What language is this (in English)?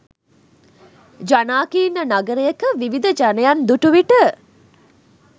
Sinhala